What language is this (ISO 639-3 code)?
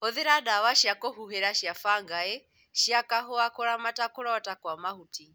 kik